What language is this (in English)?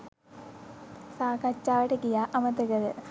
Sinhala